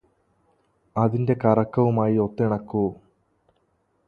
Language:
Malayalam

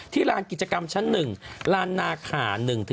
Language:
Thai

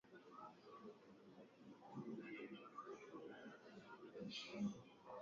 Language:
Swahili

